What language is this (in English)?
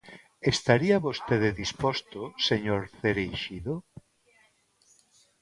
Galician